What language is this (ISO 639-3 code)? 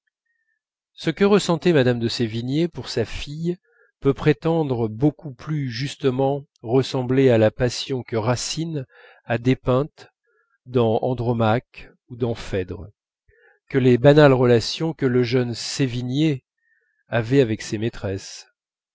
fra